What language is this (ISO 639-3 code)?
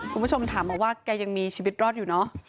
tha